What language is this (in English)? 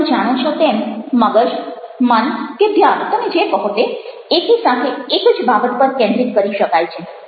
Gujarati